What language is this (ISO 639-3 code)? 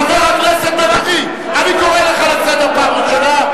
heb